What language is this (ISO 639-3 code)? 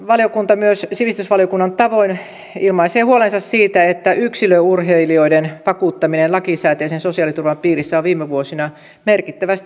fin